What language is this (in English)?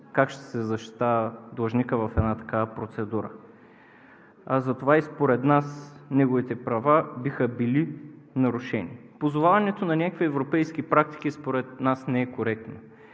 Bulgarian